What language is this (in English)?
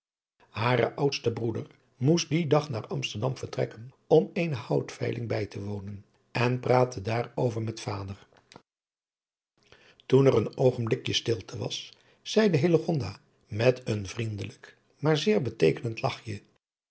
Dutch